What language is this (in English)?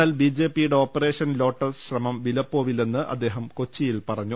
Malayalam